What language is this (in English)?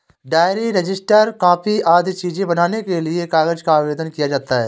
Hindi